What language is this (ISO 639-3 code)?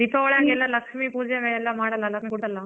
kan